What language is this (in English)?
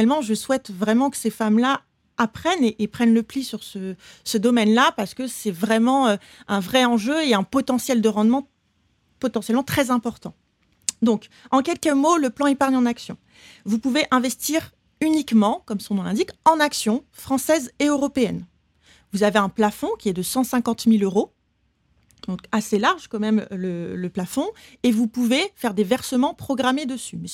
French